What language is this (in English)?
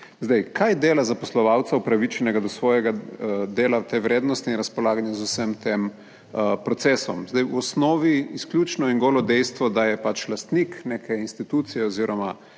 Slovenian